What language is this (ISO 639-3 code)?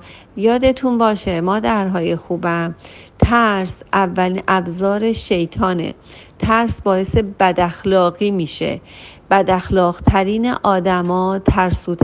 fas